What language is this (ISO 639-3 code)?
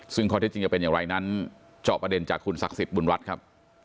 tha